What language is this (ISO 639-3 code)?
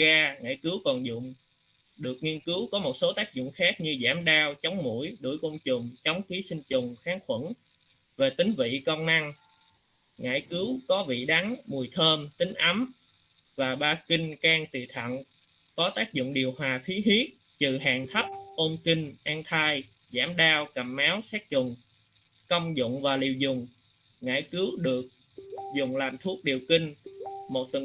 vie